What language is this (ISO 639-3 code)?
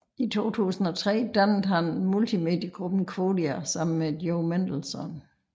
dan